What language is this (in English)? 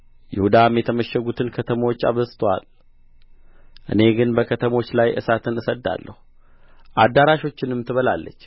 Amharic